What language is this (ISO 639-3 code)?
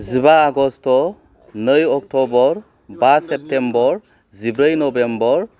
brx